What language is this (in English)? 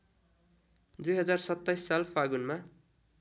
Nepali